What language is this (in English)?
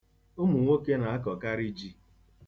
Igbo